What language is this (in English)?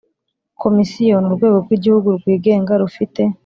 Kinyarwanda